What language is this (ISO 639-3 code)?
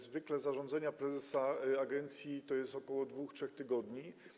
pol